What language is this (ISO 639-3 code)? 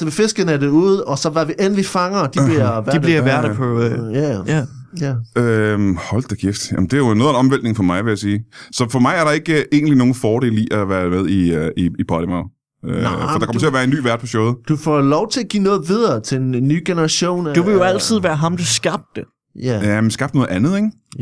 dan